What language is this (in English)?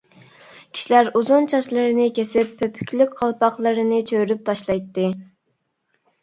Uyghur